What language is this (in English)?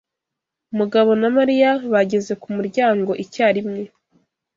Kinyarwanda